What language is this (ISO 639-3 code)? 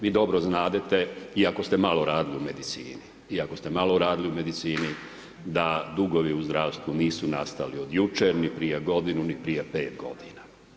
hrv